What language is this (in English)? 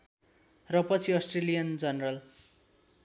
Nepali